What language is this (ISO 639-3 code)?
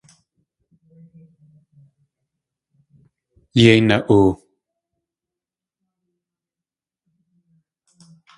tli